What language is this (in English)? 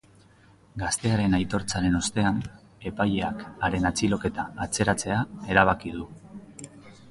Basque